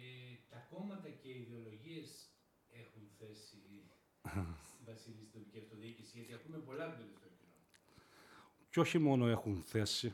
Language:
Greek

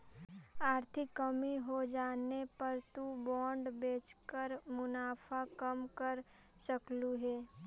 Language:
Magahi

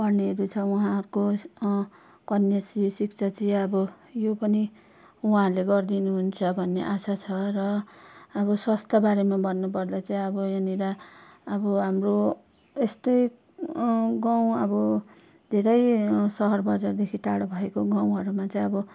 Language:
Nepali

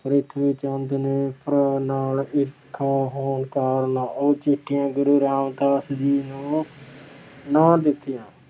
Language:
Punjabi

